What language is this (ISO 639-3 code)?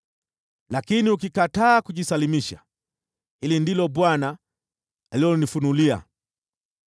swa